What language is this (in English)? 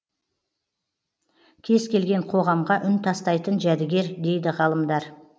Kazakh